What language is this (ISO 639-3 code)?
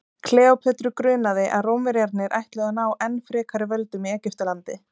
isl